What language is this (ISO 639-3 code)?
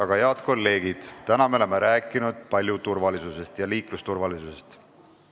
est